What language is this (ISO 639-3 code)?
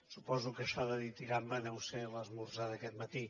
cat